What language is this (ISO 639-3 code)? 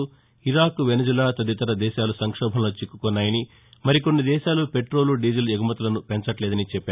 tel